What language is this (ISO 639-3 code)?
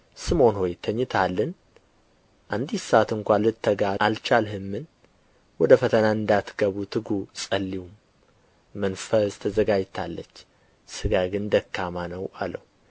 amh